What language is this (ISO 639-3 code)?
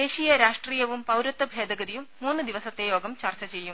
mal